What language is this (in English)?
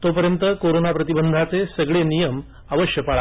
Marathi